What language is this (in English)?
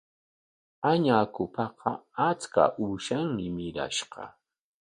Corongo Ancash Quechua